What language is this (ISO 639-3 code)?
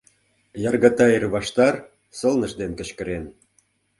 chm